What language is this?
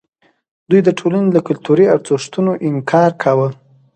Pashto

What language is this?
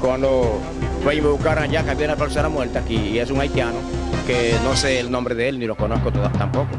Spanish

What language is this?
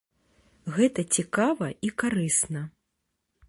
Belarusian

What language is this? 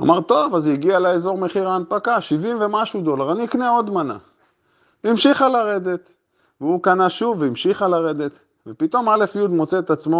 Hebrew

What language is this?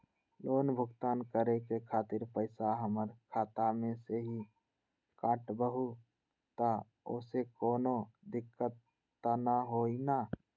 Magahi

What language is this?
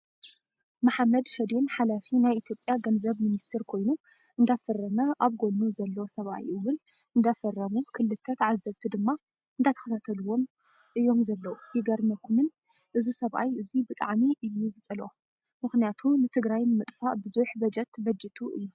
Tigrinya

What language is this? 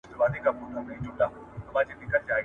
Pashto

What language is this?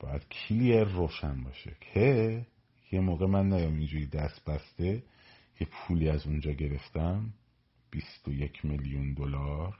Persian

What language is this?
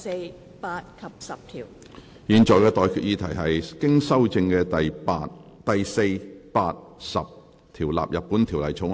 Cantonese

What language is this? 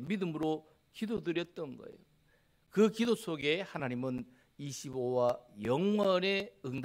Korean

